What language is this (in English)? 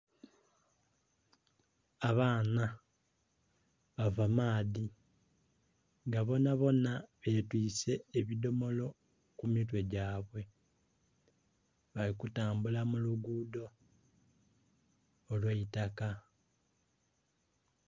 Soga